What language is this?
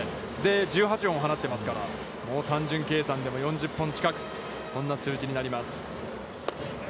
Japanese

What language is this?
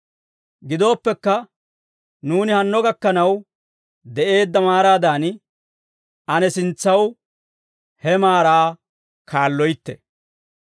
Dawro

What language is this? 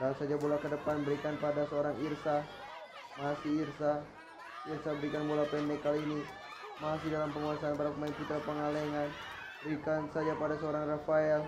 Indonesian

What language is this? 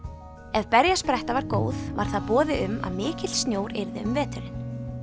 Icelandic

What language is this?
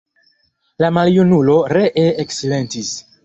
Esperanto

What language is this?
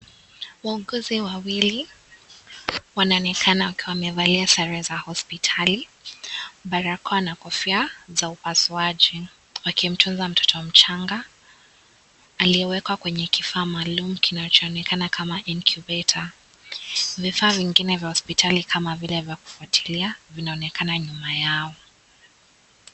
Swahili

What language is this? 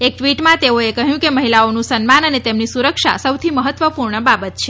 Gujarati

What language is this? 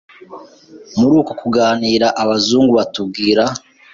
Kinyarwanda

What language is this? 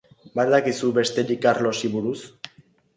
Basque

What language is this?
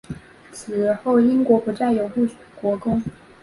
Chinese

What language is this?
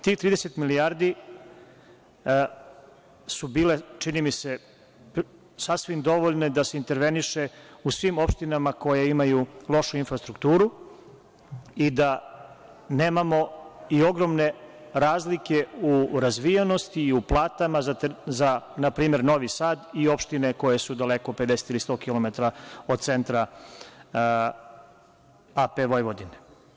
Serbian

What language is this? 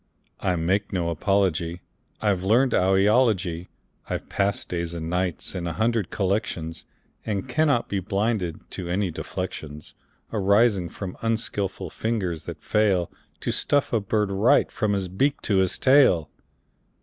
English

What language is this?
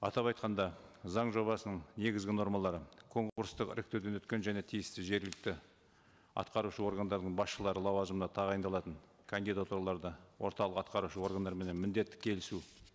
Kazakh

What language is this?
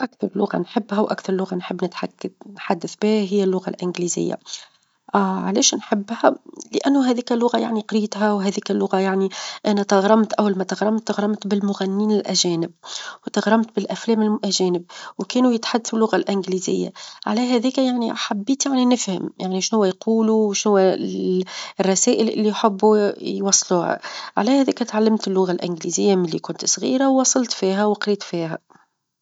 Tunisian Arabic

